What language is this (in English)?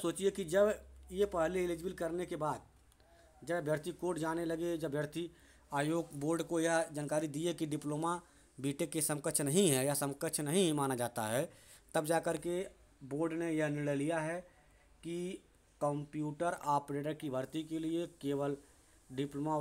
Hindi